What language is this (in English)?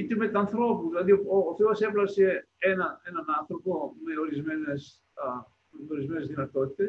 Greek